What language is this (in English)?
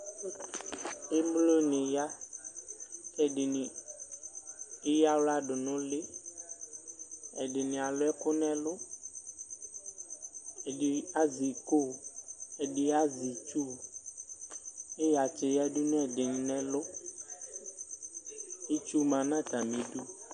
Ikposo